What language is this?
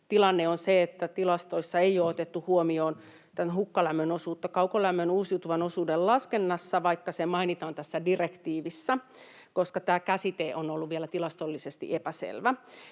Finnish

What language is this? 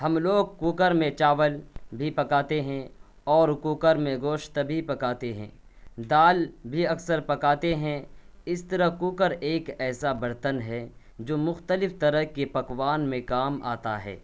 Urdu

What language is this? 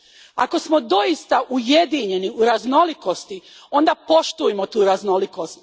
Croatian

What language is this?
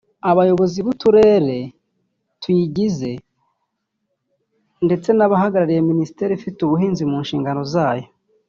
Kinyarwanda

